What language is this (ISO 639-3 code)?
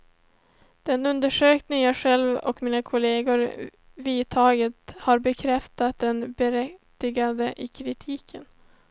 swe